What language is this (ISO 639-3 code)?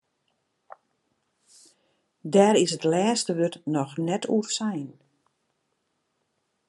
fry